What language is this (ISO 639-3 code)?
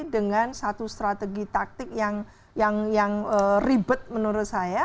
ind